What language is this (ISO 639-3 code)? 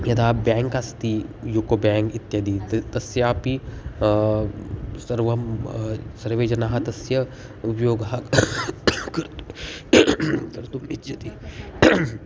san